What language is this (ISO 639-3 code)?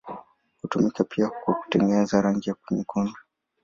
swa